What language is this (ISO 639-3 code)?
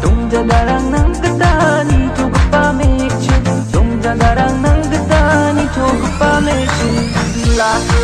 pol